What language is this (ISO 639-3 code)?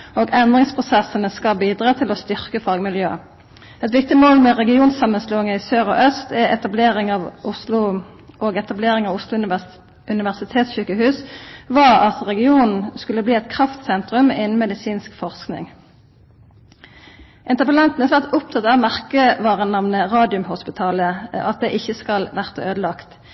nno